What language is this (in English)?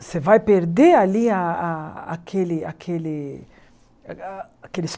Portuguese